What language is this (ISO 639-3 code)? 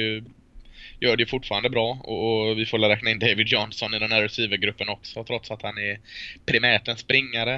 swe